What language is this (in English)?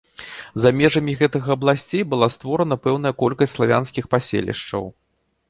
Belarusian